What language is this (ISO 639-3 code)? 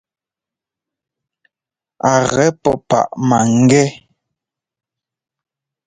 jgo